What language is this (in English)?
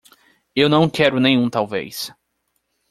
Portuguese